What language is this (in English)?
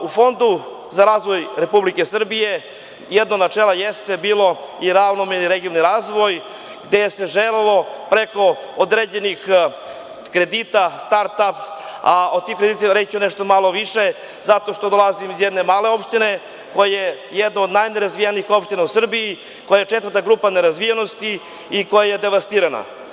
Serbian